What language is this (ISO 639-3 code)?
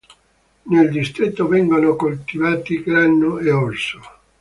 ita